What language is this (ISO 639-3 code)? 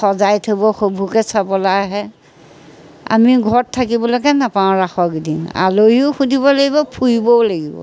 asm